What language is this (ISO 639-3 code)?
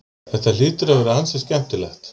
isl